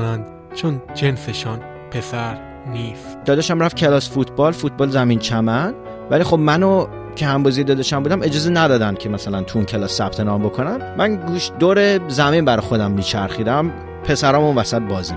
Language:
Persian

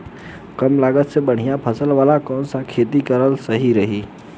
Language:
Bhojpuri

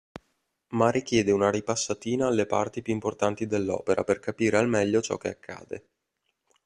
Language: Italian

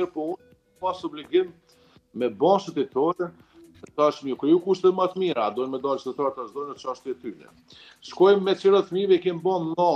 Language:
Romanian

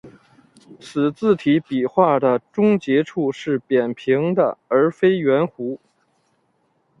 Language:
Chinese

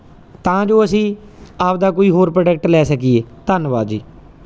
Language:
Punjabi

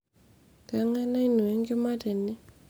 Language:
Masai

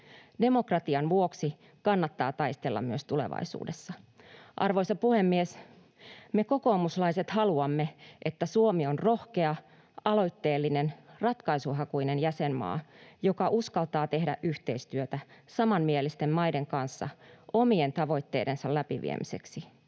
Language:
Finnish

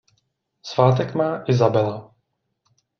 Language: Czech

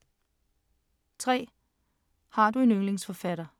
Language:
Danish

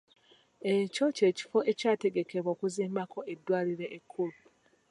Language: Ganda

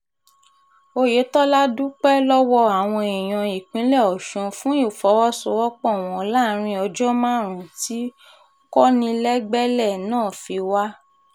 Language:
Yoruba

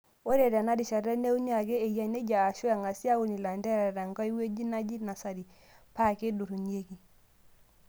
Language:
Masai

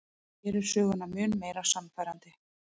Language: Icelandic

